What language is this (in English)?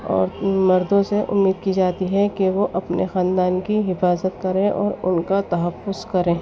Urdu